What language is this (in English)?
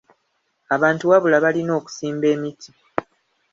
Ganda